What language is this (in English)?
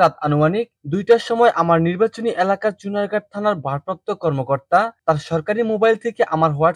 Bangla